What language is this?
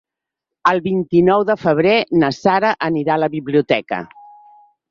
Catalan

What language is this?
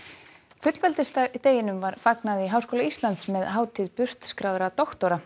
Icelandic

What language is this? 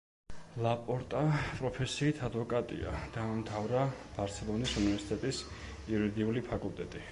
Georgian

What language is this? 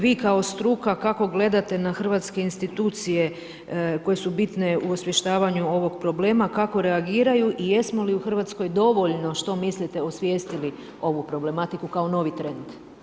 Croatian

